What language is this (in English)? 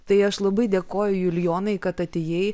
Lithuanian